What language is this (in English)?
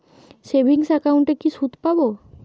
Bangla